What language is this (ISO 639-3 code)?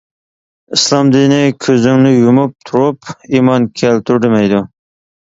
uig